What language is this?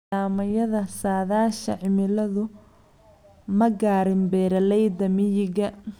Somali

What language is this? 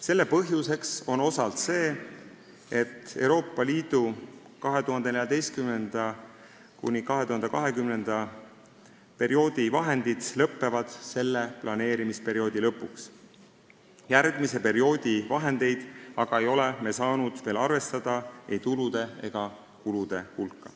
Estonian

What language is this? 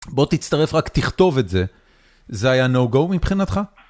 Hebrew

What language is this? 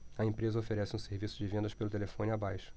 Portuguese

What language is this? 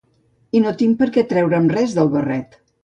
Catalan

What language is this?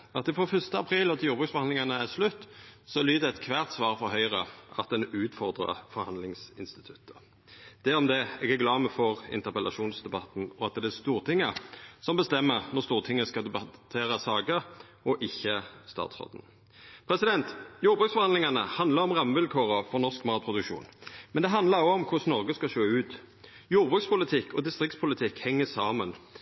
Norwegian Nynorsk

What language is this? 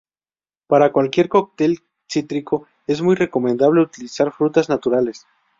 Spanish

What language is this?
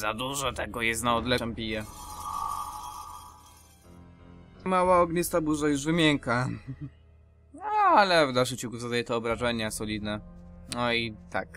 Polish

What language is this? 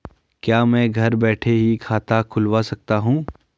Hindi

